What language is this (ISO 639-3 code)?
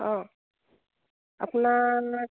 asm